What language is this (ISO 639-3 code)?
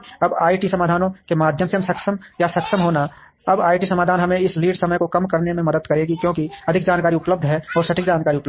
hin